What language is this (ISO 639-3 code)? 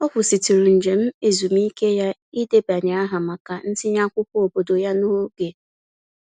ibo